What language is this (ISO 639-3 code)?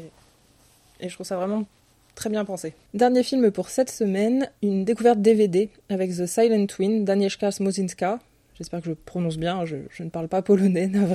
fra